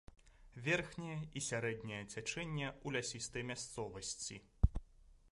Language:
Belarusian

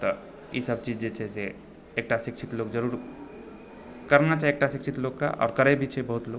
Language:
Maithili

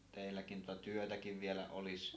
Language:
Finnish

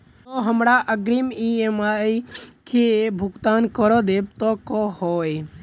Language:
Maithili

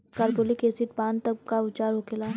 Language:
Bhojpuri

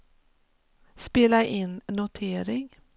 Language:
Swedish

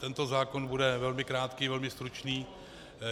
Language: Czech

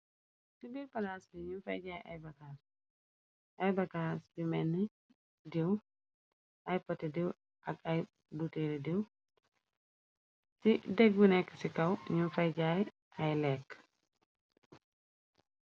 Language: Wolof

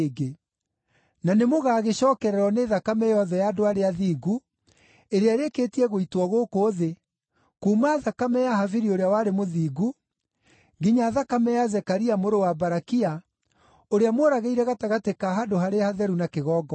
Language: Kikuyu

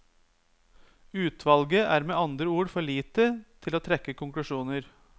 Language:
Norwegian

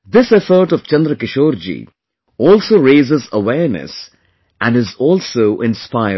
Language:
English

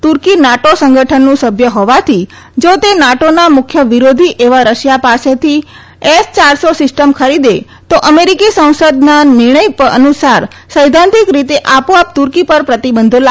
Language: Gujarati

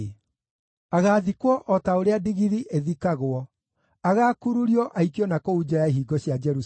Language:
Kikuyu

